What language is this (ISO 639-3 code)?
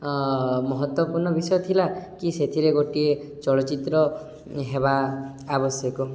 ori